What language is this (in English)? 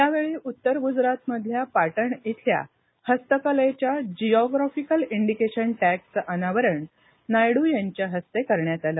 Marathi